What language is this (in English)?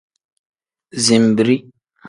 Tem